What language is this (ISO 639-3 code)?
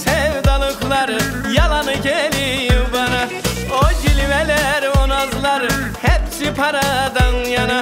tur